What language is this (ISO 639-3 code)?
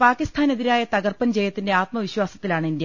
mal